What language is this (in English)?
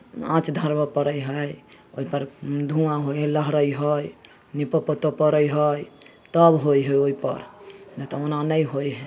Maithili